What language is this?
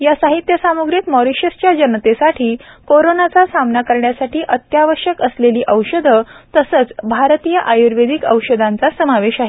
Marathi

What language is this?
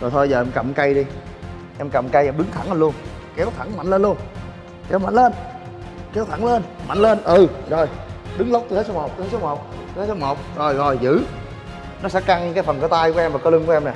Vietnamese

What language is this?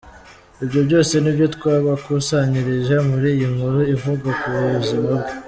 Kinyarwanda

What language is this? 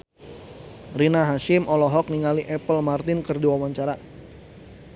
Sundanese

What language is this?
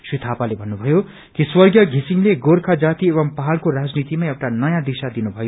Nepali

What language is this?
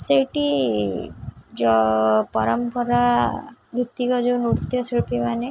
Odia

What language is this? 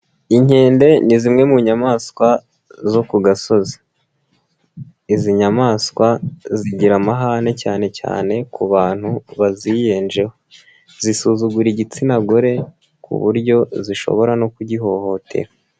Kinyarwanda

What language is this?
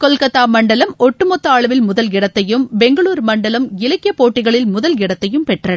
Tamil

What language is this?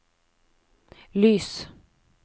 Norwegian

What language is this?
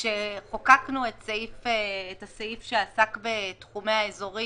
Hebrew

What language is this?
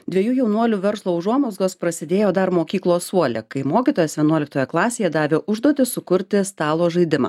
Lithuanian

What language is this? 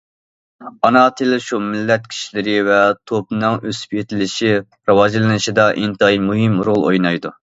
Uyghur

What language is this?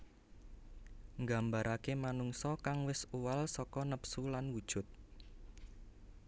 Javanese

